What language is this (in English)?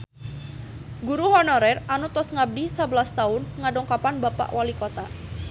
Sundanese